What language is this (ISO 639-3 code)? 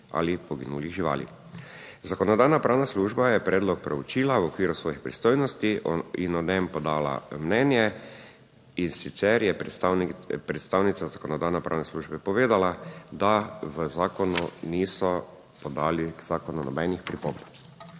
slv